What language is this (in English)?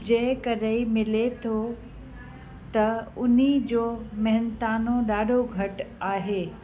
Sindhi